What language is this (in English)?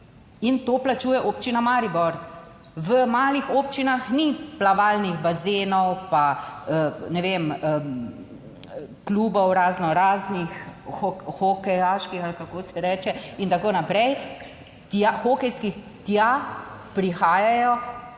Slovenian